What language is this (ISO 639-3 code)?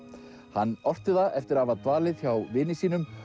isl